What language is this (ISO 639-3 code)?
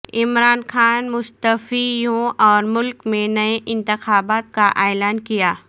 urd